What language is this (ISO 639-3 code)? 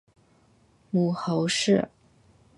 zho